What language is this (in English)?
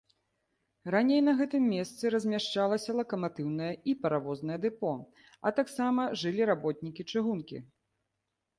Belarusian